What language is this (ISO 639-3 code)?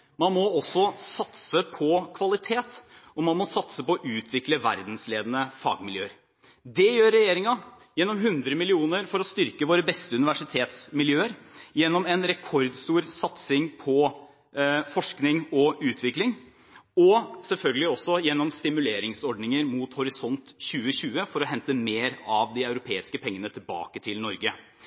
nob